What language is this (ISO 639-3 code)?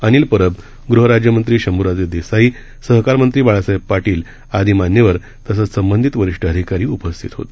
mar